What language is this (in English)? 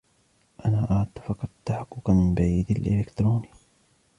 Arabic